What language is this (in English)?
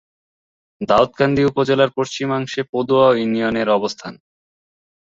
Bangla